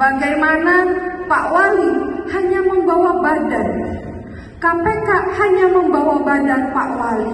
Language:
Indonesian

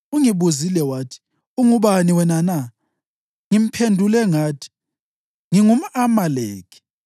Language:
North Ndebele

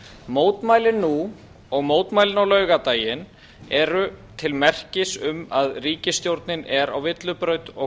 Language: Icelandic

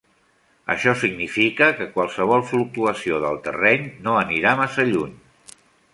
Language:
Catalan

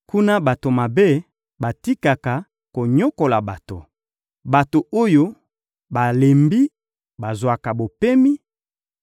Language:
Lingala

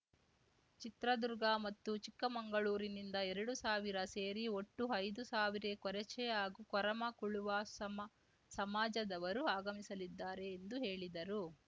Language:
Kannada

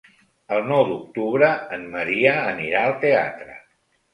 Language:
Catalan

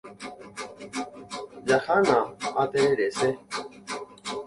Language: Guarani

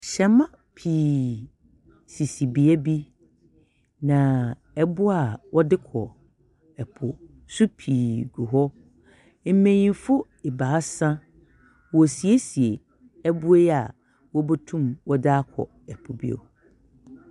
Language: Akan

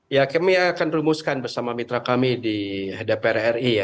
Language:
Indonesian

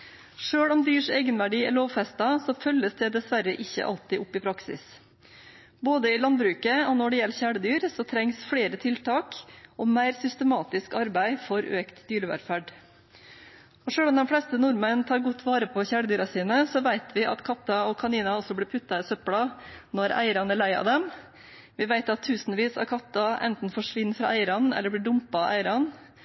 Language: Norwegian Bokmål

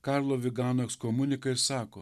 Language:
Lithuanian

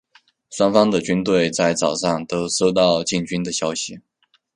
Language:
Chinese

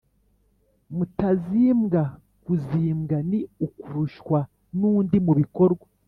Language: Kinyarwanda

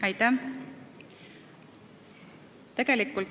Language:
Estonian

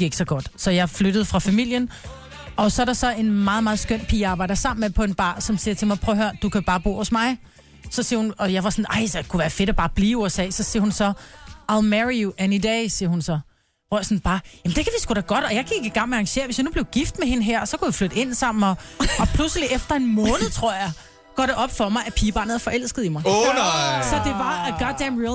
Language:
Danish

